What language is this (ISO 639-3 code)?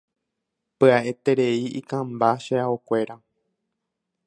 grn